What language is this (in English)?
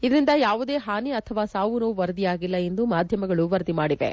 Kannada